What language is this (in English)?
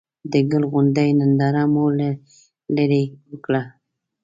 Pashto